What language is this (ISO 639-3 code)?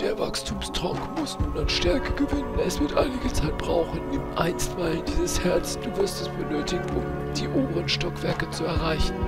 deu